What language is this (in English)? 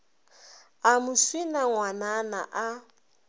Northern Sotho